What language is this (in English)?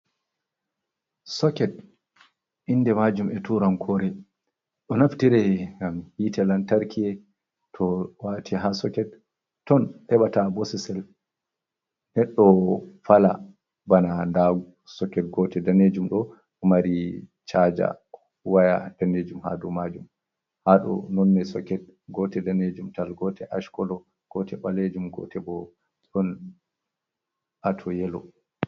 Fula